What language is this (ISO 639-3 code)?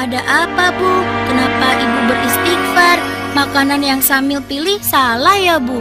ind